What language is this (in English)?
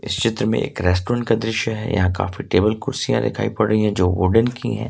Hindi